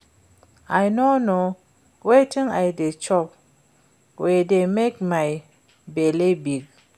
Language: Nigerian Pidgin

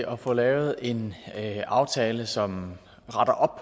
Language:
Danish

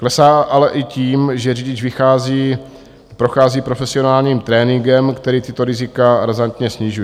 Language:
Czech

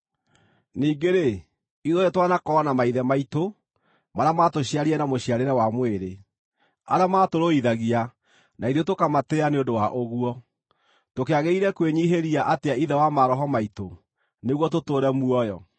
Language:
Kikuyu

